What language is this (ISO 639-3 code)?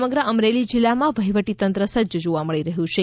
guj